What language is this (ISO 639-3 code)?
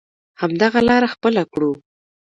pus